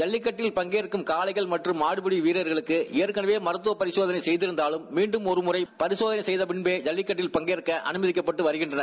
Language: Tamil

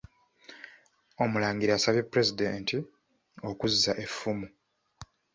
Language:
Ganda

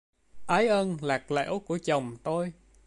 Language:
Vietnamese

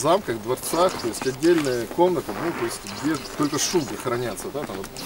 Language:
Russian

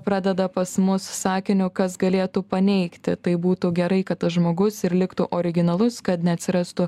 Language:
Lithuanian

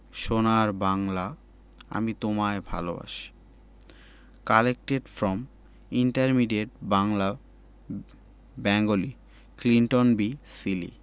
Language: Bangla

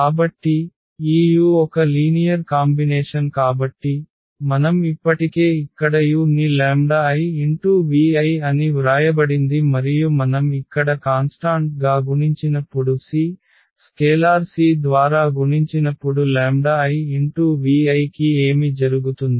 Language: Telugu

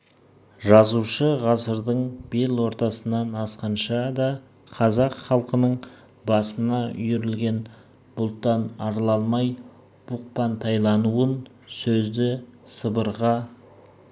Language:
Kazakh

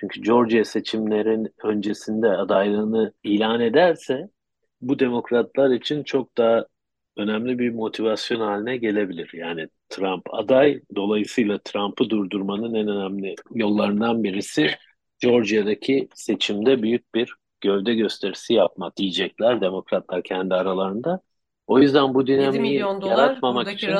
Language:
Turkish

